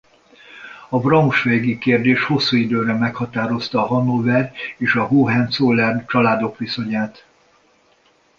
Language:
Hungarian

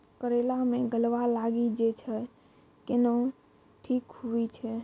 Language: Maithili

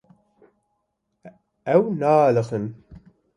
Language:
Kurdish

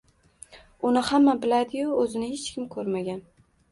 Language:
Uzbek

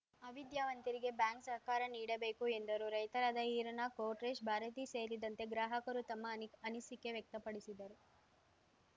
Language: Kannada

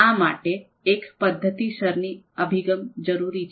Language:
Gujarati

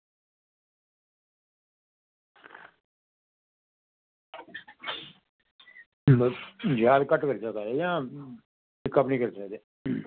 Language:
Dogri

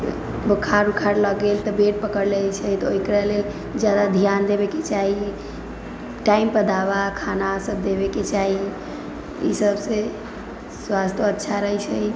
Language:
Maithili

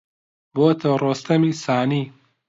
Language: Central Kurdish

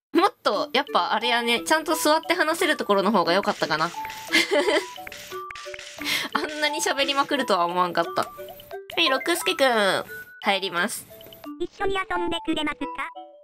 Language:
Japanese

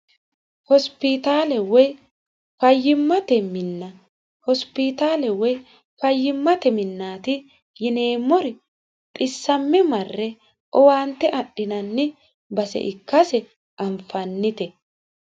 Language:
Sidamo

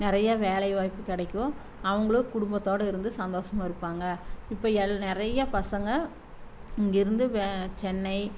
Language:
Tamil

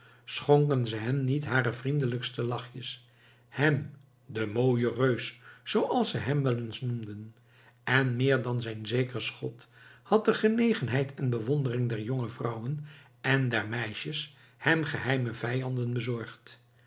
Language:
Dutch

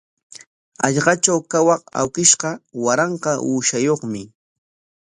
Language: Corongo Ancash Quechua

